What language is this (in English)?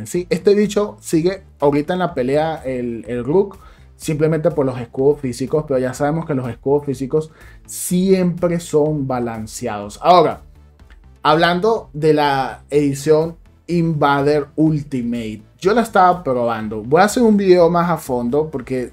Spanish